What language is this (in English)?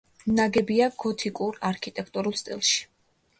Georgian